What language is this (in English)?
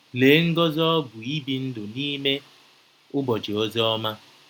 Igbo